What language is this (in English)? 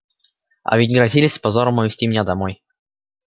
Russian